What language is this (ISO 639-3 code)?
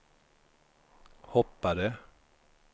swe